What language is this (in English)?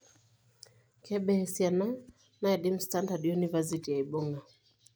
Masai